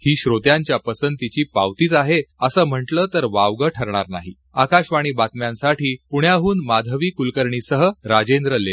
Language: Marathi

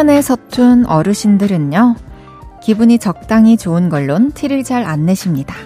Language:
Korean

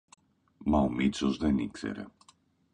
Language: Greek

